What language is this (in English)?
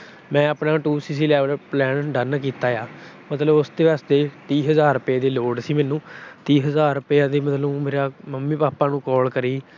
Punjabi